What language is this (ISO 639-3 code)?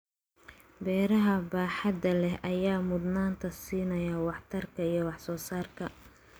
som